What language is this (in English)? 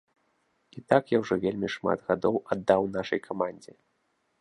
Belarusian